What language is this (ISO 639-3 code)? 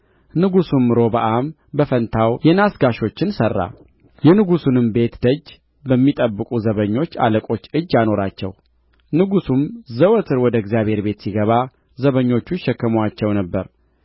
amh